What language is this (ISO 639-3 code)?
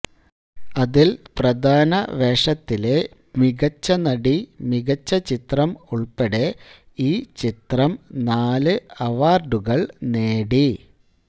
mal